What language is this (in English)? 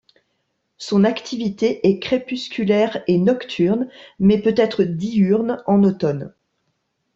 French